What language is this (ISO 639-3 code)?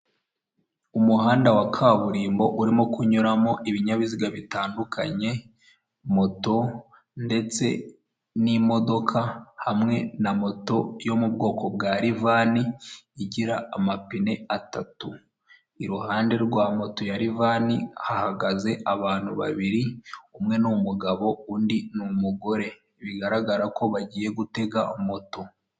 kin